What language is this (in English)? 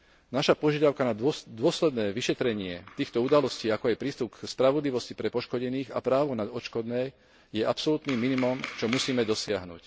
Slovak